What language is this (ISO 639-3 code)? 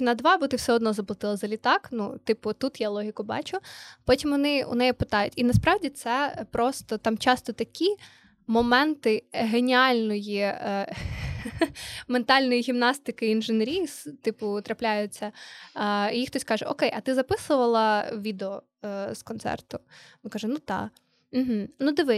ukr